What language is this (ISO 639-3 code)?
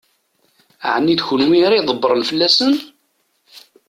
kab